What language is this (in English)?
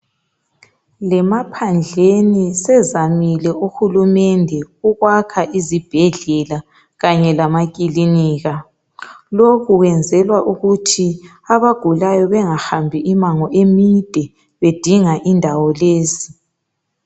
North Ndebele